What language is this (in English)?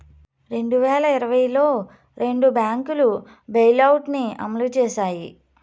Telugu